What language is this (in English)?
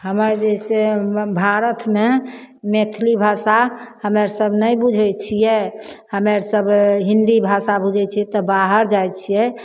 Maithili